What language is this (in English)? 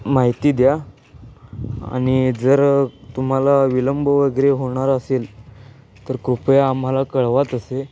Marathi